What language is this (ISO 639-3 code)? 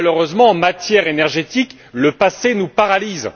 fra